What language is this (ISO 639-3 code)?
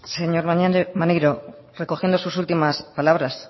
spa